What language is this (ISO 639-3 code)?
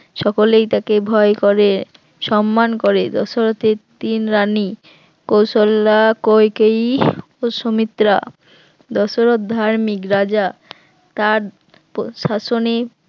ben